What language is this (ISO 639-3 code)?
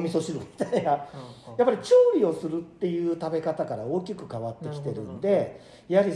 jpn